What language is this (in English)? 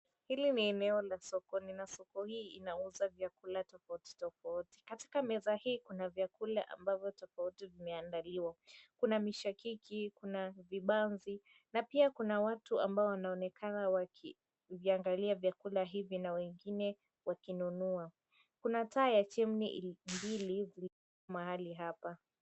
Swahili